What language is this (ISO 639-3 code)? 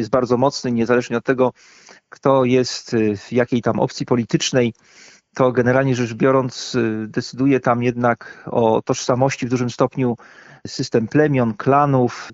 pol